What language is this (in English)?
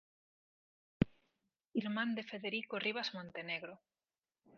Galician